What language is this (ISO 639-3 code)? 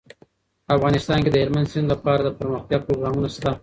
pus